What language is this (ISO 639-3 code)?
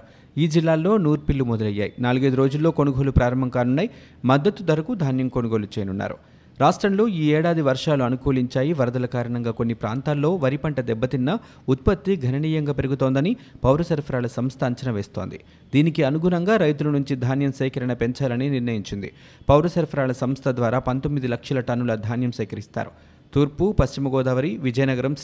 tel